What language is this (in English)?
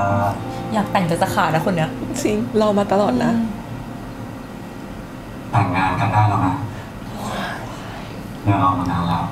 Thai